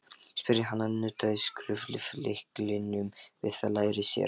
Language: Icelandic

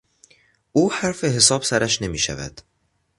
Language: Persian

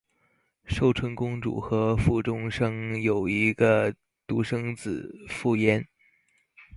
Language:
Chinese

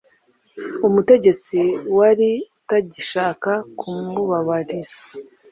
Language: Kinyarwanda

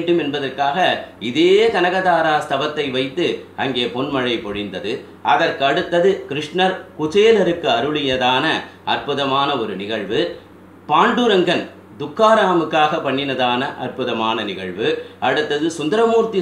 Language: French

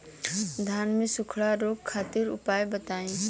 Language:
Bhojpuri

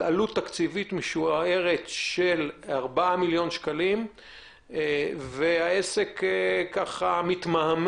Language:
Hebrew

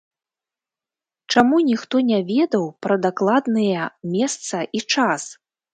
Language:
Belarusian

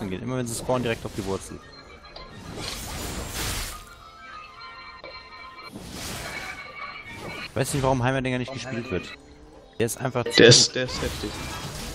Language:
German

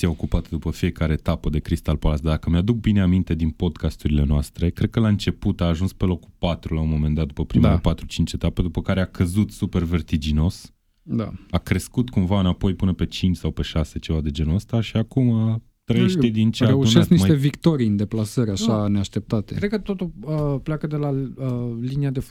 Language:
Romanian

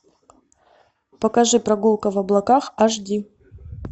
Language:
Russian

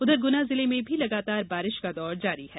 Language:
Hindi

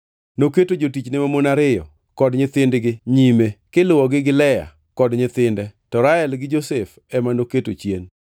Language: Luo (Kenya and Tanzania)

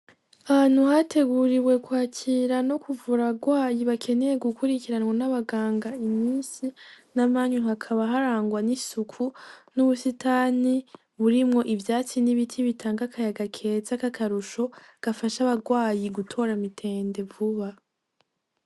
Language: Rundi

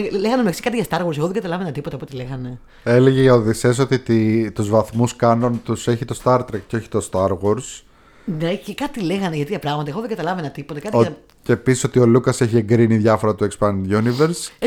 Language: Greek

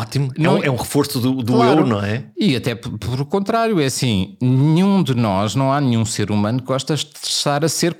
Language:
Portuguese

